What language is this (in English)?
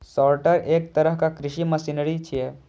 Maithili